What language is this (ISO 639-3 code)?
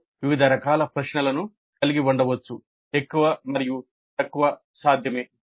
tel